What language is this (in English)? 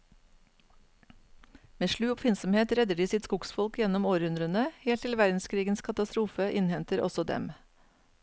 Norwegian